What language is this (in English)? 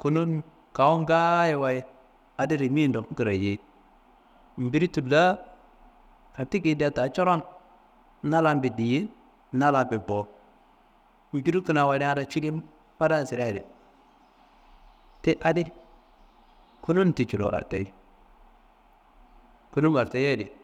Kanembu